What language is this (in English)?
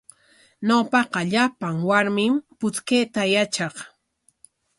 Corongo Ancash Quechua